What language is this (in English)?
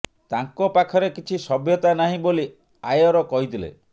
Odia